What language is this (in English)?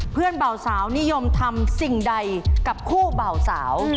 Thai